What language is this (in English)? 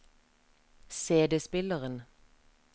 Norwegian